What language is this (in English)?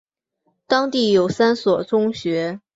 Chinese